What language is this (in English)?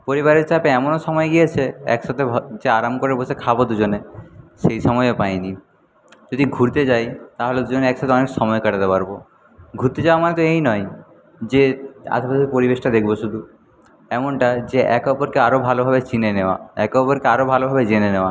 Bangla